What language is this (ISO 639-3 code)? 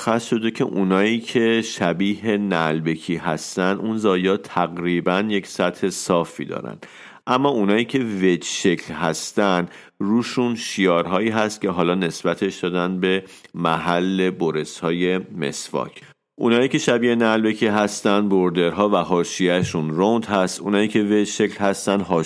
fas